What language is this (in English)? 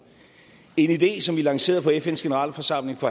Danish